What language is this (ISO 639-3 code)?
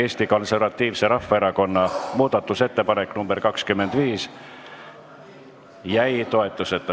est